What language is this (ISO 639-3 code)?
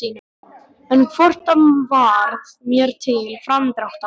isl